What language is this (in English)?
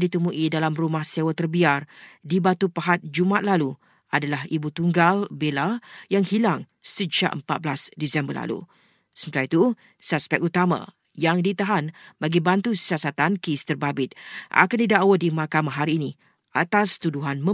Malay